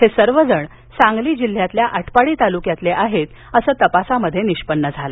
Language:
Marathi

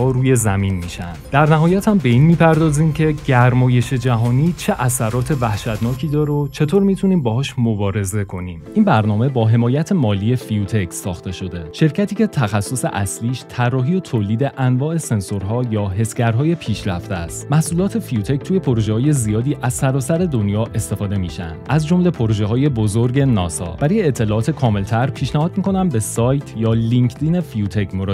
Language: Persian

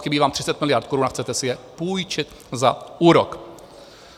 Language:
Czech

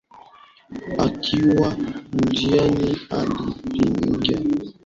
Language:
Swahili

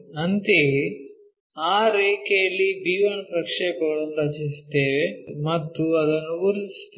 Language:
Kannada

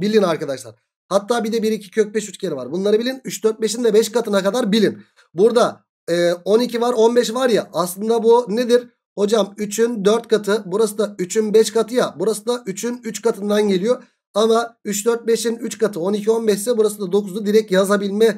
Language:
Turkish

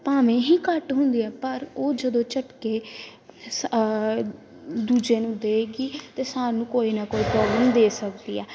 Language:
Punjabi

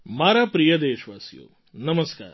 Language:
Gujarati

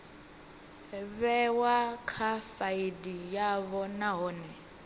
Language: Venda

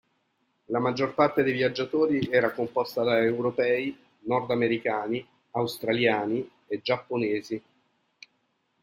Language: Italian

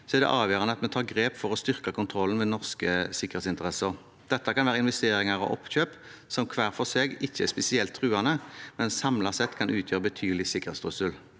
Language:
Norwegian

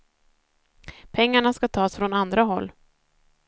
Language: Swedish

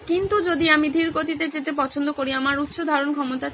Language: Bangla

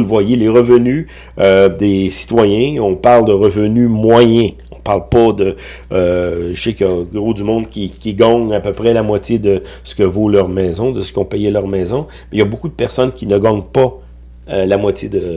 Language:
French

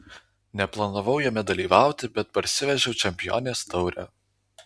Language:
Lithuanian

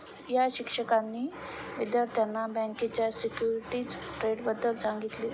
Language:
Marathi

